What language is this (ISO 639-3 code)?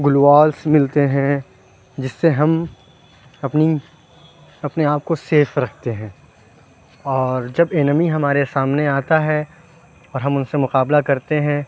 urd